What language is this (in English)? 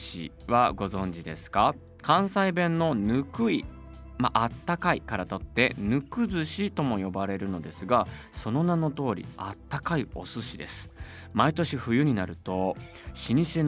Japanese